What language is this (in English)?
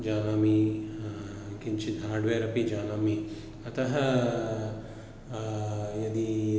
Sanskrit